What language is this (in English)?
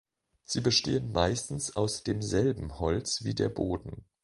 German